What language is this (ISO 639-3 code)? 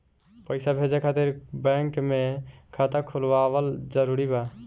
bho